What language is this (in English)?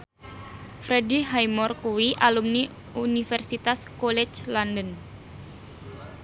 Javanese